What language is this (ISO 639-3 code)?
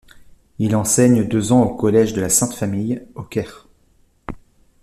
fra